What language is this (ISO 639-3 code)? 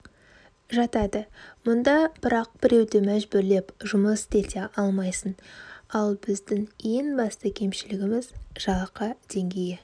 kaz